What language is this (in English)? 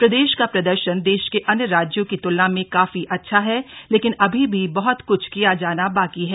Hindi